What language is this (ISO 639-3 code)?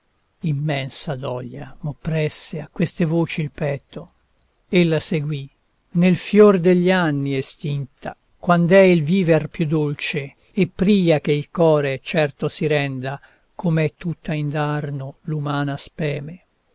ita